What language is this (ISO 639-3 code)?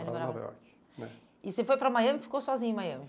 por